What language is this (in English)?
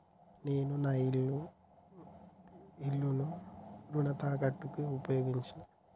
Telugu